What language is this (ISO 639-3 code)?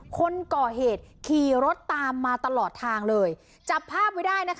tha